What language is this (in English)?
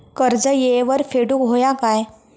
Marathi